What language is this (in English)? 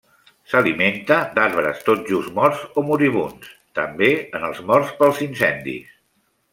Catalan